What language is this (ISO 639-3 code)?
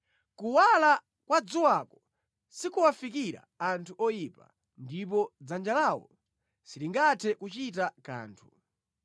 nya